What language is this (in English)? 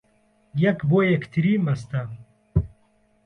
Central Kurdish